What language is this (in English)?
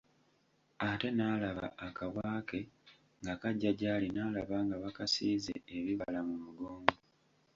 Ganda